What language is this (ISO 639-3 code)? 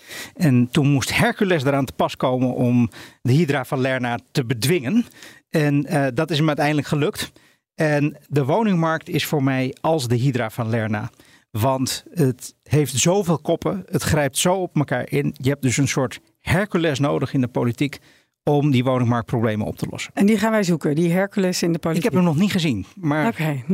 nld